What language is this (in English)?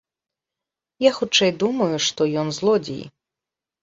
Belarusian